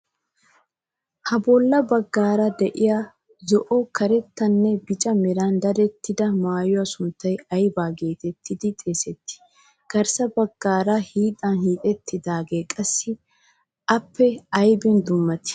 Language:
Wolaytta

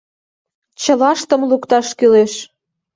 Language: Mari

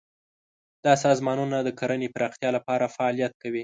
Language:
Pashto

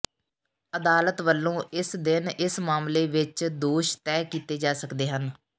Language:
Punjabi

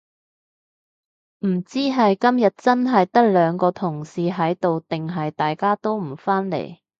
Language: Cantonese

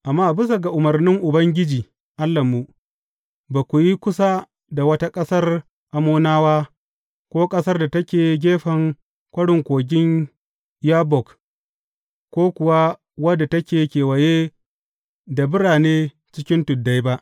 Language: Hausa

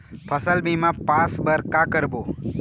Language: Chhattisgarhi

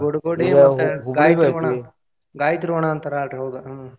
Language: Kannada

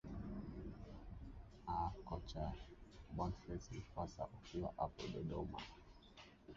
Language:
Swahili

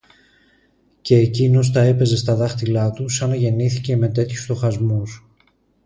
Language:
Greek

